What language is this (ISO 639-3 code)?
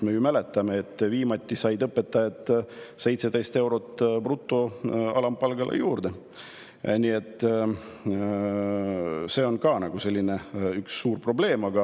est